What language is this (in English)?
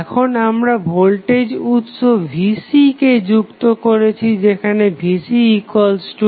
Bangla